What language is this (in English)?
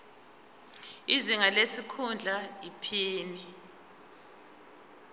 Zulu